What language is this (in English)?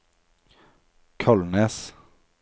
Norwegian